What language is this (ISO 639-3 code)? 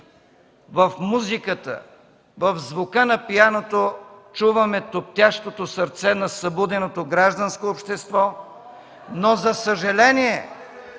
bul